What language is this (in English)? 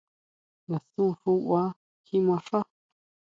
Huautla Mazatec